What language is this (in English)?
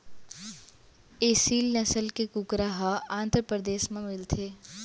Chhattisgarhi